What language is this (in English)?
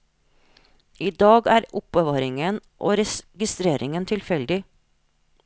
Norwegian